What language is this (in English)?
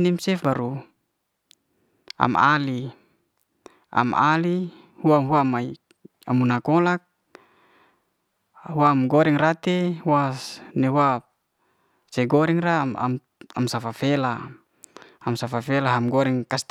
Liana-Seti